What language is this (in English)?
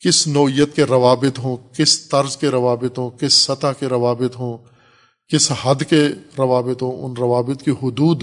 Urdu